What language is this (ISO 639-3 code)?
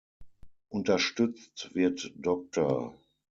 deu